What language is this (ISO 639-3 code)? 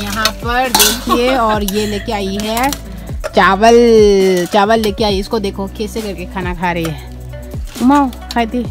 hin